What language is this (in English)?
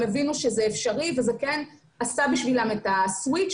Hebrew